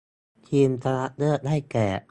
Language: Thai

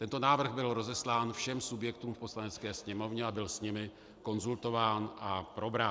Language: Czech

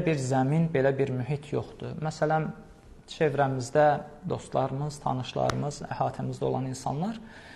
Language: Turkish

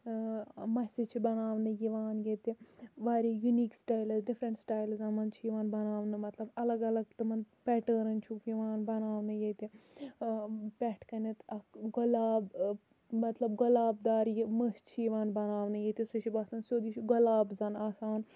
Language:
Kashmiri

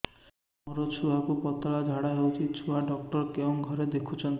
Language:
Odia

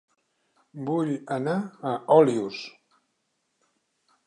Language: Catalan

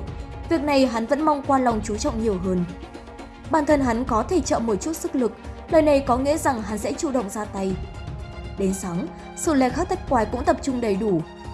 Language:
Vietnamese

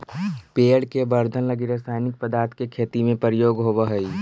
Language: Magahi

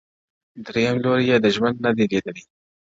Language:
Pashto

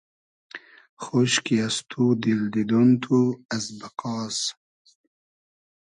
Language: Hazaragi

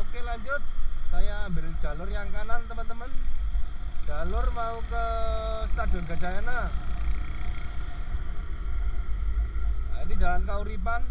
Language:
Indonesian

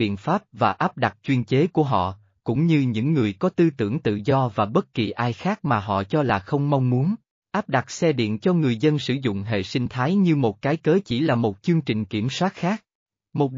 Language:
Vietnamese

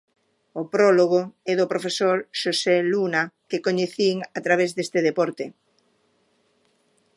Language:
Galician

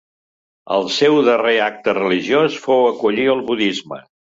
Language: Catalan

